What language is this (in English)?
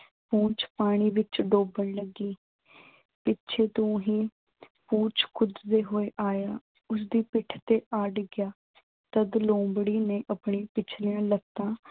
Punjabi